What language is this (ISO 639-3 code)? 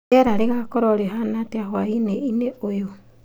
kik